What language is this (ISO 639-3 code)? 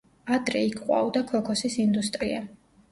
kat